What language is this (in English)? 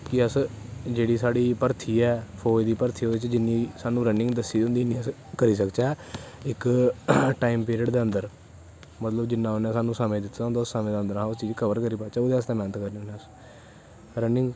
Dogri